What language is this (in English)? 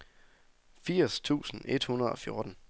Danish